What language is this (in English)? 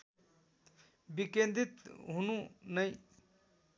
Nepali